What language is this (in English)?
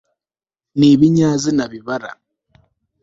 Kinyarwanda